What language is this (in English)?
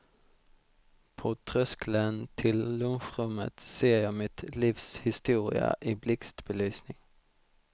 Swedish